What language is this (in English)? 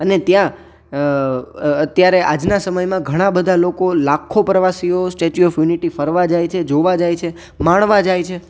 Gujarati